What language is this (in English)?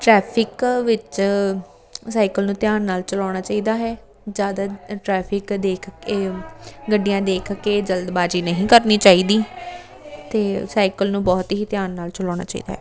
Punjabi